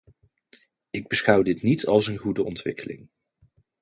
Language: Dutch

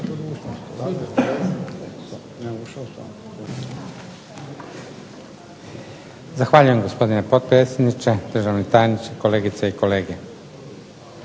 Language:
Croatian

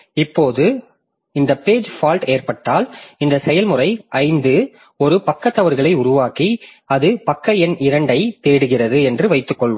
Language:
Tamil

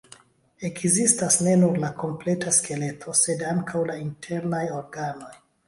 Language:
Esperanto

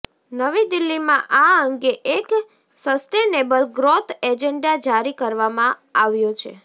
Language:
Gujarati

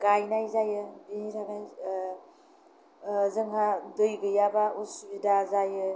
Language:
Bodo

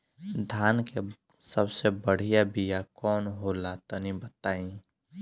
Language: Bhojpuri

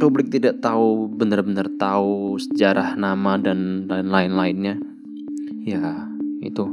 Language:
Indonesian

